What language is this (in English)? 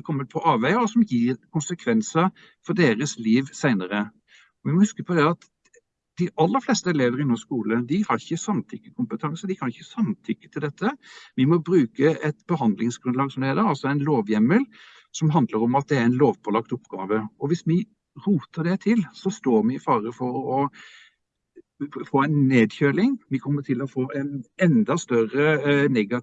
Norwegian